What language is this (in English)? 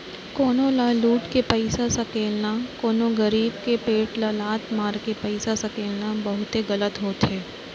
Chhattisgarhi